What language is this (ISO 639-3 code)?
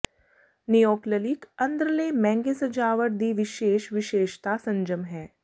pan